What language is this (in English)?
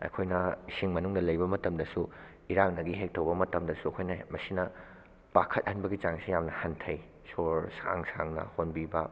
Manipuri